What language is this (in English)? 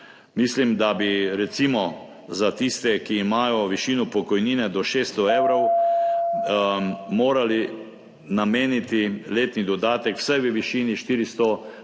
Slovenian